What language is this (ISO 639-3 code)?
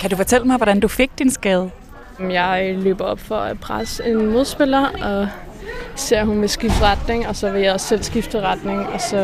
dan